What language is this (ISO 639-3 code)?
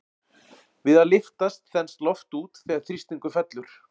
isl